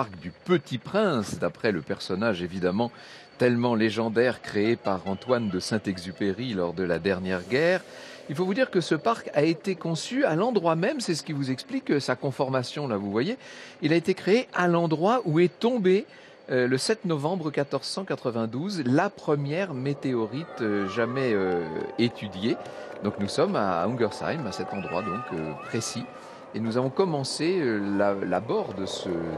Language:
French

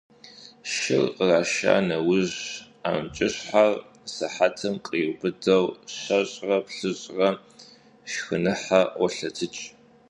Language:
Kabardian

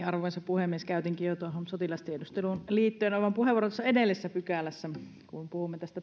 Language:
Finnish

